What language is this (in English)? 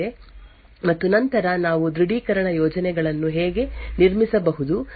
Kannada